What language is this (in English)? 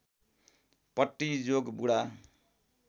Nepali